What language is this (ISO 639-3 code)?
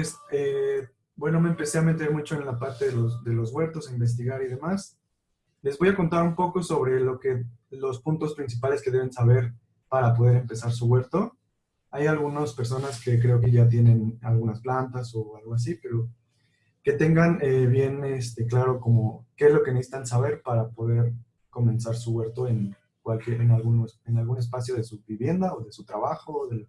spa